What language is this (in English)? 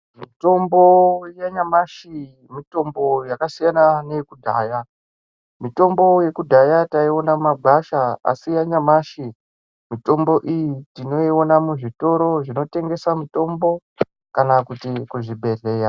Ndau